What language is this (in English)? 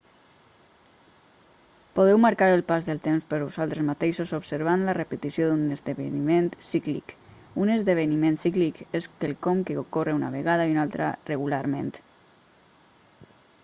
Catalan